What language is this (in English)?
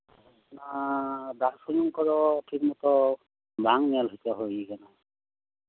Santali